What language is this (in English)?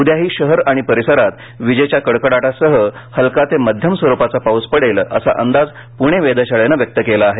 Marathi